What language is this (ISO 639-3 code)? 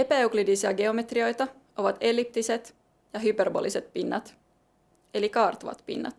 fin